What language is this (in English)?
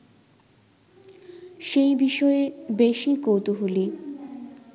Bangla